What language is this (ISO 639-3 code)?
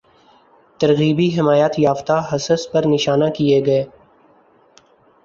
urd